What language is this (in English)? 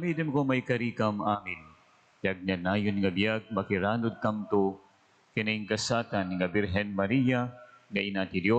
Filipino